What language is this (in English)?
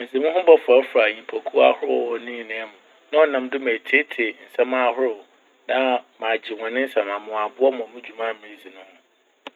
Akan